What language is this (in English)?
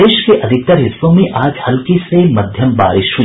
Hindi